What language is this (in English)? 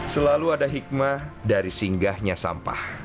Indonesian